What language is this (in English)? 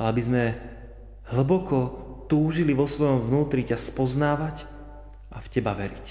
Slovak